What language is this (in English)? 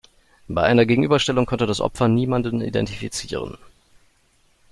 German